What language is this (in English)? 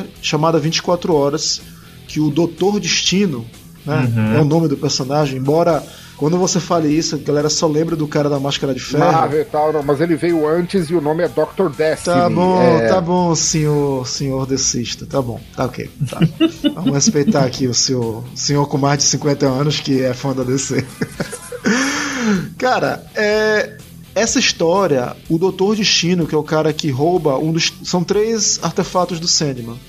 Portuguese